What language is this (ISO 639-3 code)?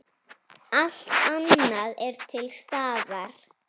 isl